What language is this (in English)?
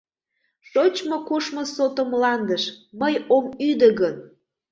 Mari